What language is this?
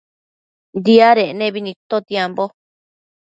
Matsés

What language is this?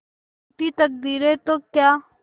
Hindi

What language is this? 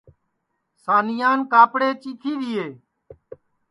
Sansi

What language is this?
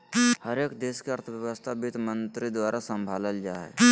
Magahi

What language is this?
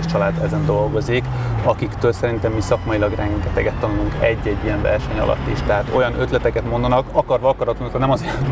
Hungarian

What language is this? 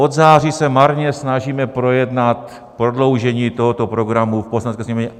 Czech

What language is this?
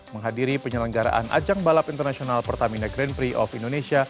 Indonesian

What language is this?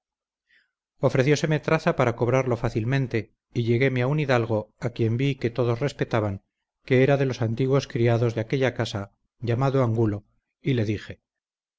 Spanish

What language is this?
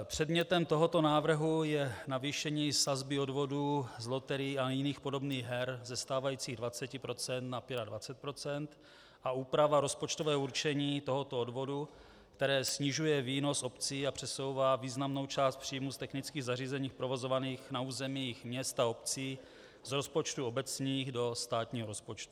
Czech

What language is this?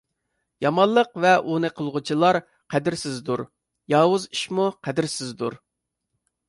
Uyghur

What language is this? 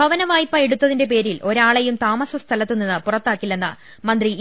Malayalam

